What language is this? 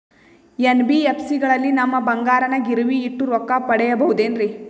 Kannada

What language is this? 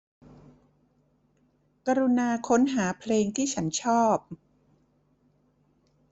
Thai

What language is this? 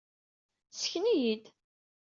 Kabyle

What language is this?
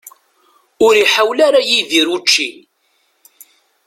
Kabyle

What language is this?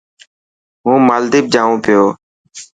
Dhatki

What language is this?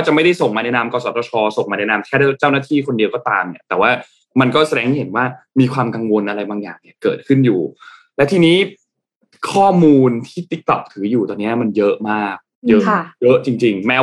Thai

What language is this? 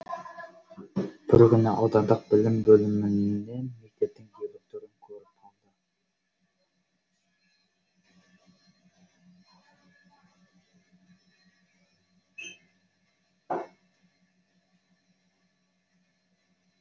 Kazakh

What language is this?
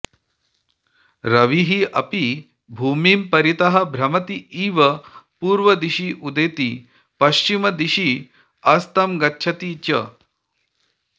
Sanskrit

